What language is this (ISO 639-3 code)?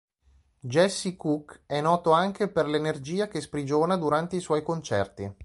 ita